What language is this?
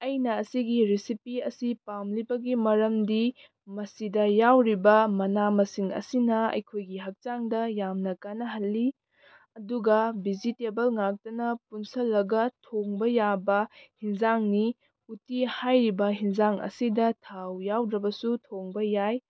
Manipuri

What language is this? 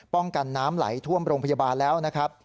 Thai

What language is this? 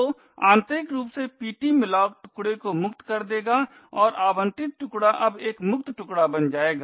Hindi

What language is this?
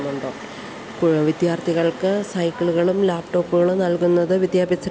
Malayalam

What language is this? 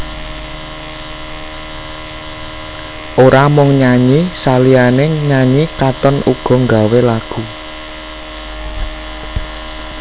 Javanese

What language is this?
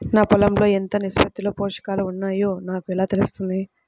Telugu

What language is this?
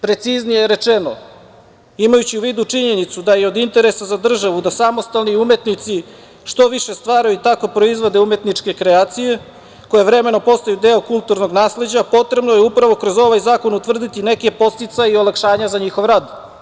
Serbian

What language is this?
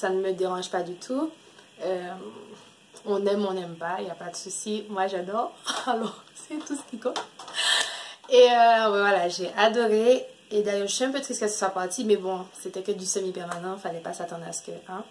French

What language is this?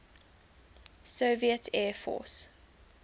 English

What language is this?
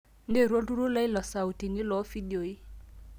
Masai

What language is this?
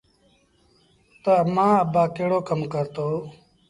Sindhi Bhil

